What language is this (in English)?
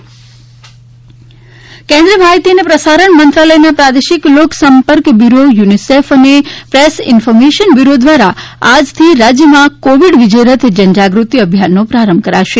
Gujarati